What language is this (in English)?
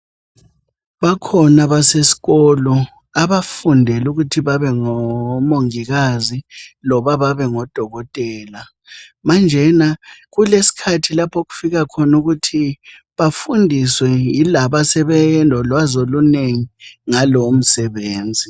North Ndebele